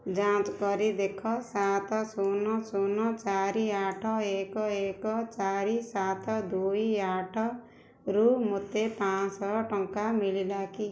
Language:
Odia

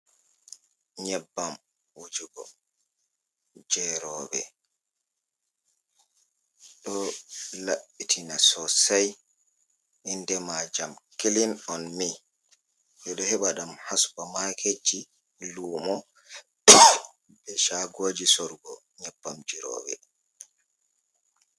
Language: Fula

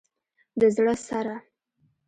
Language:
Pashto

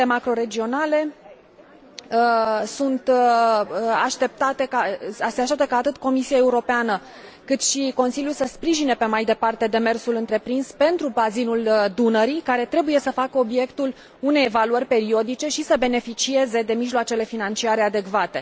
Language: Romanian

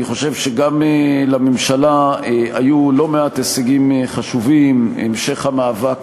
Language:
Hebrew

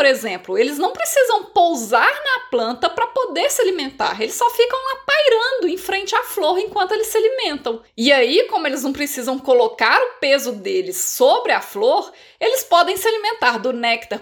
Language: Portuguese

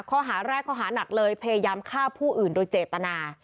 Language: Thai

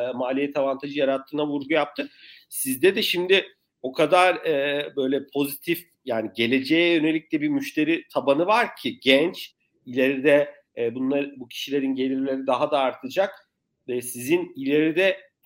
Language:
Turkish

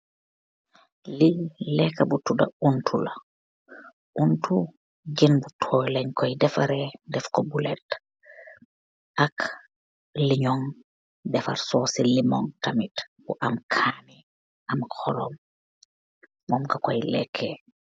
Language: Wolof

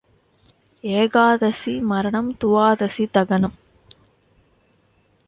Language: Tamil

